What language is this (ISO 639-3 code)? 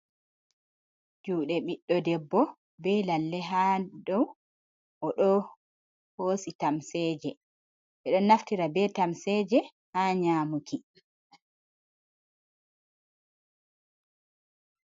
ful